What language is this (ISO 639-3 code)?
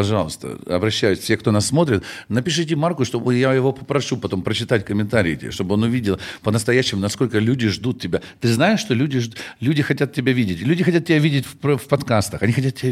rus